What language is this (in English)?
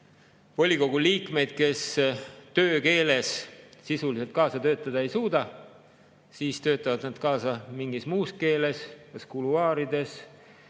Estonian